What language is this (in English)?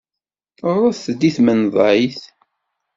Kabyle